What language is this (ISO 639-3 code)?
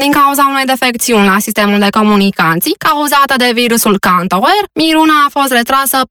ron